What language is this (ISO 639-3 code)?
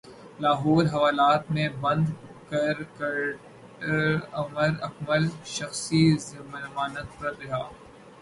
urd